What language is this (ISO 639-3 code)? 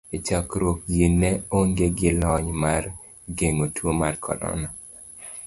luo